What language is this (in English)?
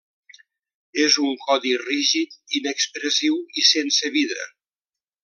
Catalan